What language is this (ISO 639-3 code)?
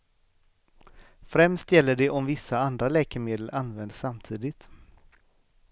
swe